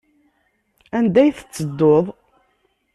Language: Kabyle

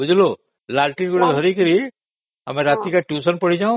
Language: Odia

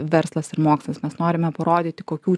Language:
Lithuanian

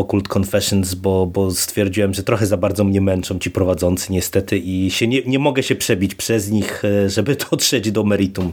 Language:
Polish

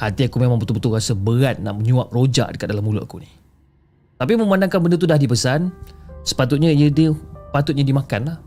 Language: Malay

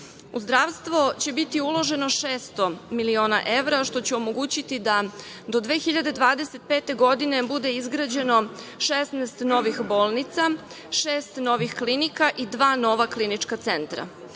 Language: Serbian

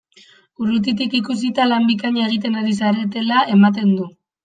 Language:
Basque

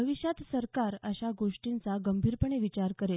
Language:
Marathi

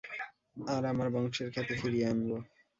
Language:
Bangla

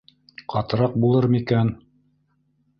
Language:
Bashkir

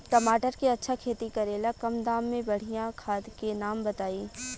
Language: Bhojpuri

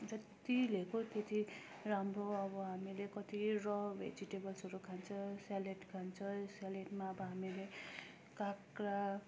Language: Nepali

